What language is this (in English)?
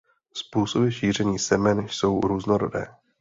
Czech